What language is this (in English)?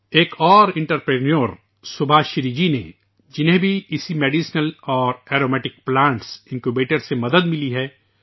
Urdu